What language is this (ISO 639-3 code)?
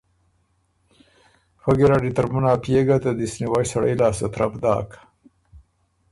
oru